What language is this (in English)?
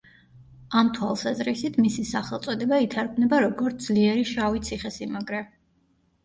Georgian